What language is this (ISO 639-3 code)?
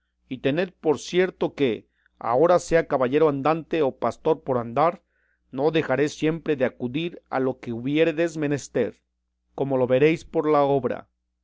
spa